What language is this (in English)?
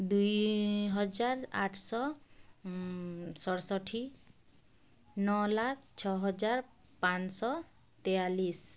Odia